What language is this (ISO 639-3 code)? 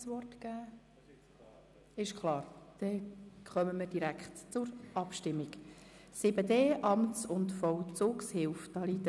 gsw